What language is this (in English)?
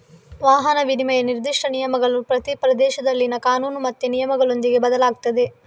Kannada